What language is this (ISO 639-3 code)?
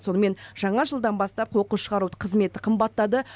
kaz